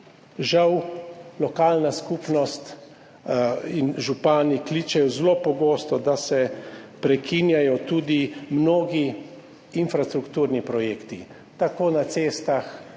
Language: Slovenian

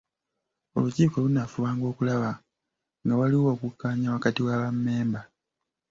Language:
Ganda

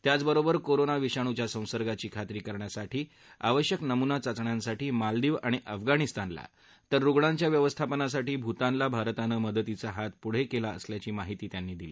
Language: Marathi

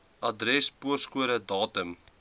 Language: Afrikaans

